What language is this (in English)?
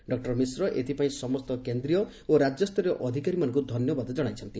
Odia